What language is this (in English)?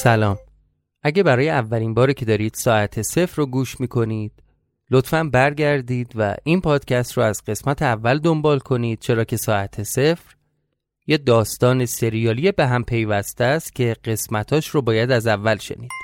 Persian